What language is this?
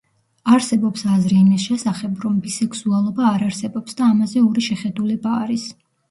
Georgian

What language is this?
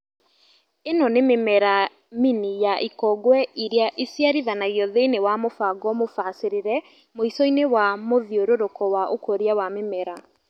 Kikuyu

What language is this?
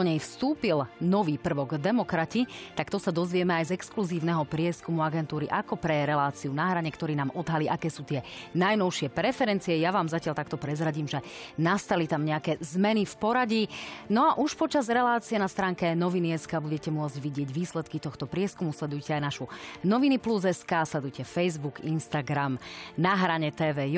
Slovak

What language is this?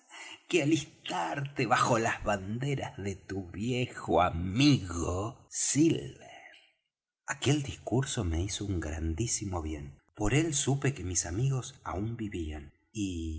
Spanish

